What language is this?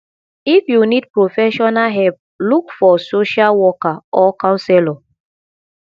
Nigerian Pidgin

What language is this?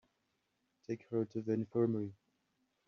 English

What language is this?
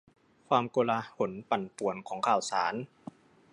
Thai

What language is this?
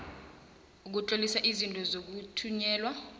South Ndebele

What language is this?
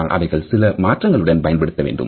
Tamil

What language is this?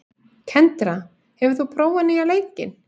Icelandic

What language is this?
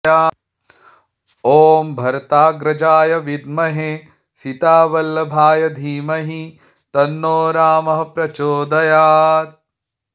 Sanskrit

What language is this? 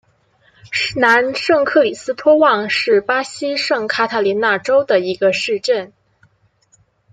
Chinese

